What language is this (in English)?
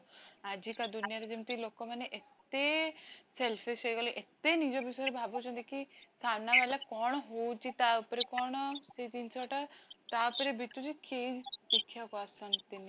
Odia